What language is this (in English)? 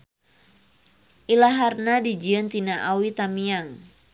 Sundanese